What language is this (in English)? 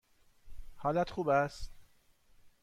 Persian